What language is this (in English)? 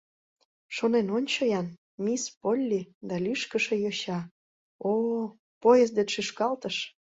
Mari